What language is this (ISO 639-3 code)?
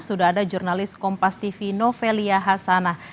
ind